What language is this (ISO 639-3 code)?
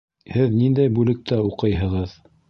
bak